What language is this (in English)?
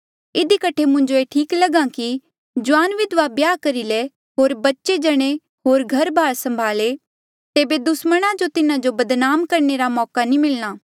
Mandeali